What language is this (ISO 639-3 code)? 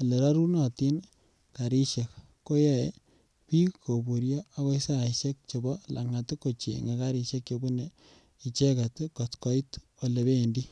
kln